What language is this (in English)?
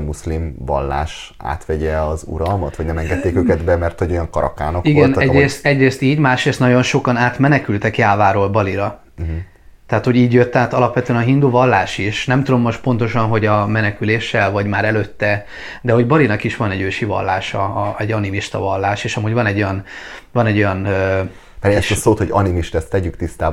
Hungarian